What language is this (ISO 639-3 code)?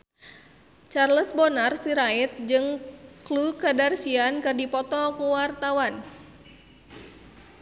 sun